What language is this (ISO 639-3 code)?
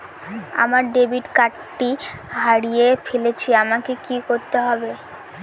ben